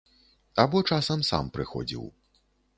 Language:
Belarusian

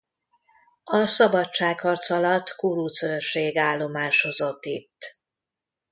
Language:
Hungarian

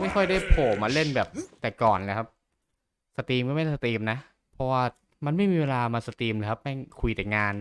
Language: Thai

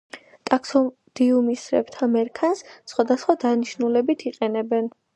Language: Georgian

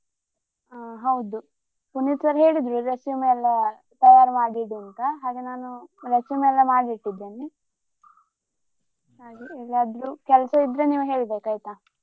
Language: Kannada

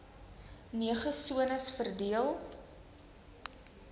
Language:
Afrikaans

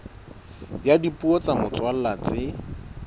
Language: Southern Sotho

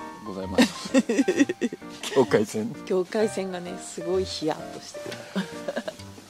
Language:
Japanese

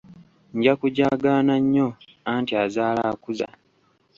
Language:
Ganda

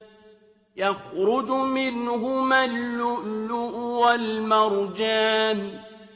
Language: Arabic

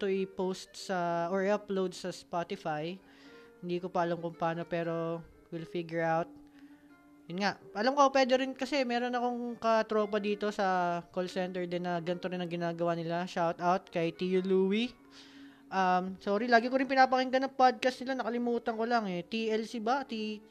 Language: Filipino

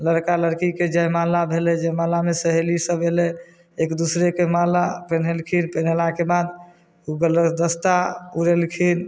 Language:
Maithili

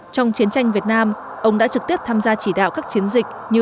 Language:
Vietnamese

